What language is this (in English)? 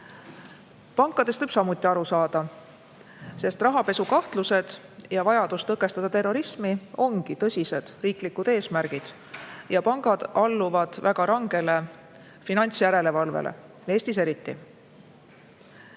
Estonian